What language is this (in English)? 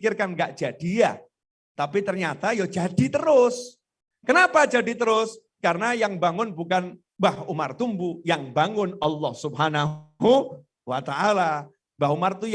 Indonesian